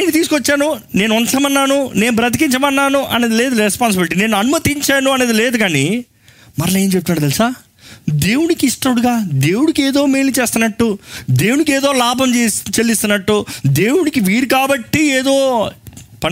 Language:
Telugu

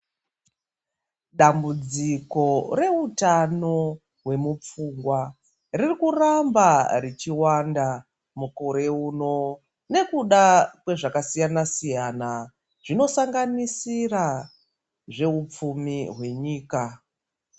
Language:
Ndau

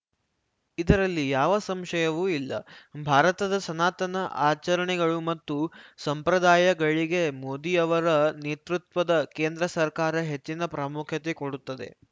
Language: Kannada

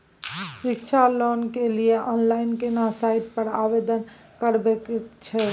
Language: Maithili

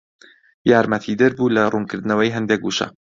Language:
Central Kurdish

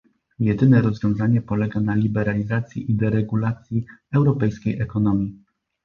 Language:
Polish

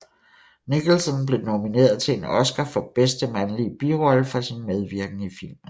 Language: Danish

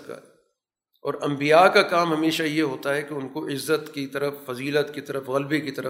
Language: Urdu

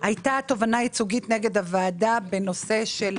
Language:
Hebrew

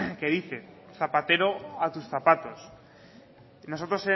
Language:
Spanish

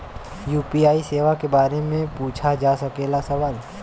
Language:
Bhojpuri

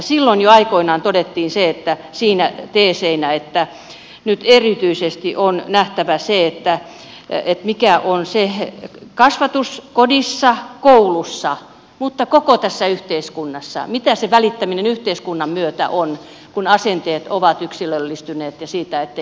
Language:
Finnish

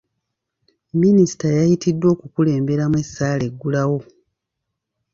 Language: Ganda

